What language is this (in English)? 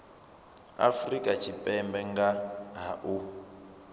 Venda